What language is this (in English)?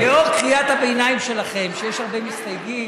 Hebrew